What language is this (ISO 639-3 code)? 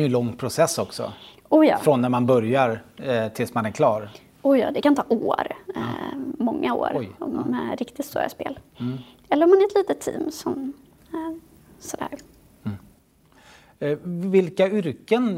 swe